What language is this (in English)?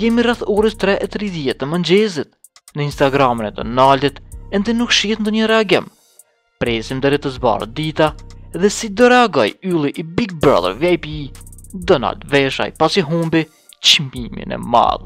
Romanian